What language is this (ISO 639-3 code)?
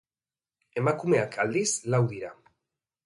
eus